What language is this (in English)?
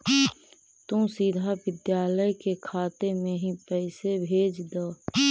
Magahi